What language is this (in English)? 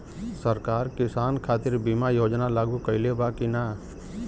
Bhojpuri